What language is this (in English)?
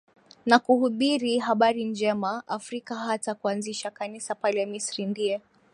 Swahili